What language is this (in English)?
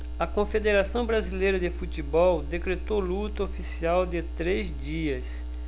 Portuguese